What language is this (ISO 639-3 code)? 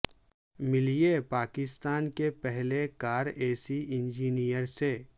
urd